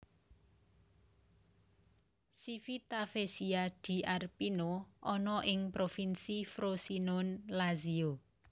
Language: Javanese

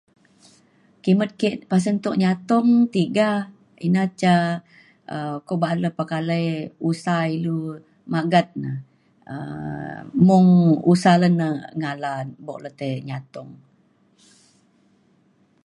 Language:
Mainstream Kenyah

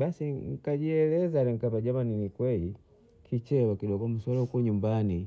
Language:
Bondei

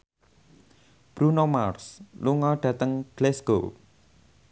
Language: Javanese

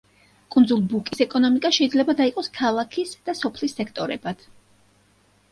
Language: Georgian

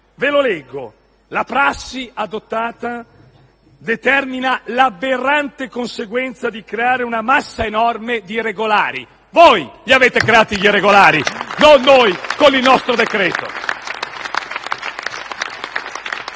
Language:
Italian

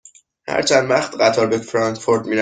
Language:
Persian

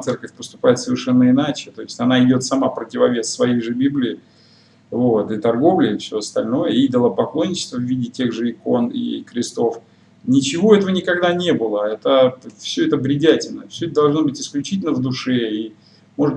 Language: Russian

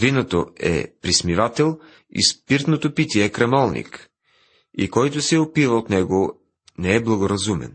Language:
Bulgarian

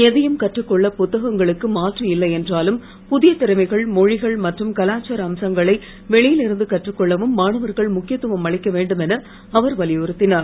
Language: Tamil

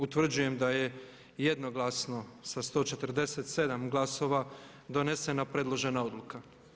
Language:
Croatian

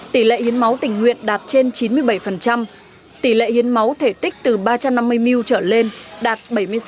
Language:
Vietnamese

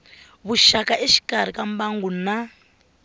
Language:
Tsonga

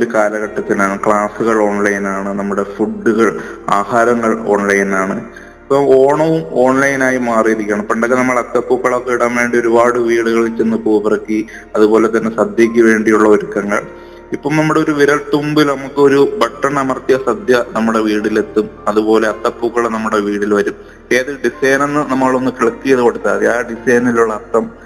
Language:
Malayalam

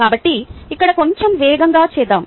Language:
Telugu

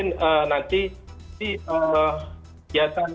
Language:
Indonesian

